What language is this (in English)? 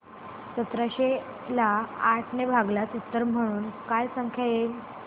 Marathi